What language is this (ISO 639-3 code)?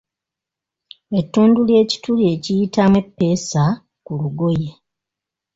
lug